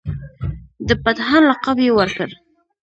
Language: Pashto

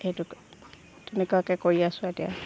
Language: Assamese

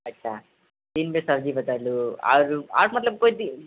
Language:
Maithili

